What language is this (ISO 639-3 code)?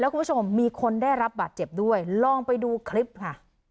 tha